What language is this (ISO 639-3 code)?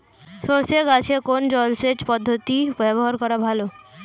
ben